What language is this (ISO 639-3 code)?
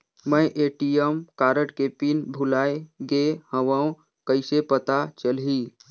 hne